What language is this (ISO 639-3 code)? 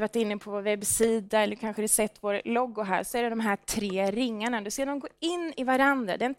swe